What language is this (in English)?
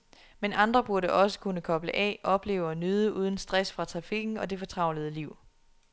Danish